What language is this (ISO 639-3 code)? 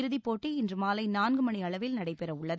tam